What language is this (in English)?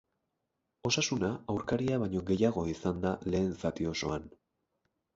Basque